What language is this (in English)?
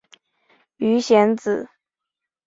Chinese